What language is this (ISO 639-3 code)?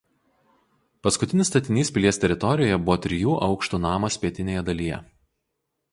lit